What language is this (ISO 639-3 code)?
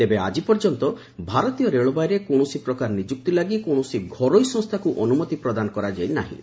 ori